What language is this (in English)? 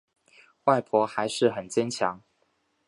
Chinese